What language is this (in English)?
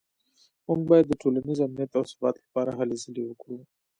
Pashto